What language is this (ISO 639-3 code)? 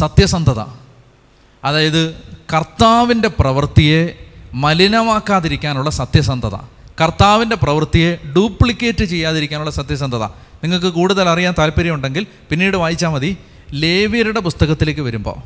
mal